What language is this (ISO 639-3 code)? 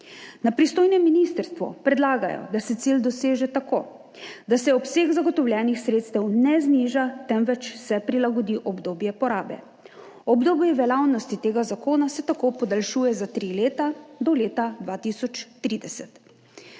slv